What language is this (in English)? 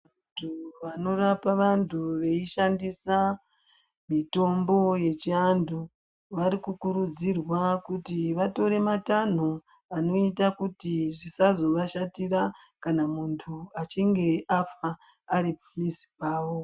Ndau